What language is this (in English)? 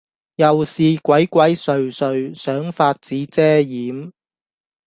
Cantonese